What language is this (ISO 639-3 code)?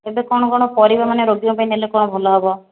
ori